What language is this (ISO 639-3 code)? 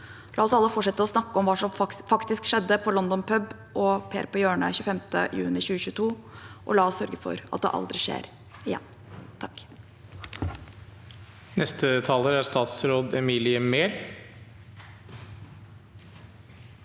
nor